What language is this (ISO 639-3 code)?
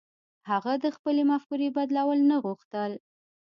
pus